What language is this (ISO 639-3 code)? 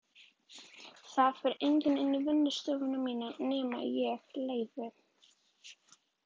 isl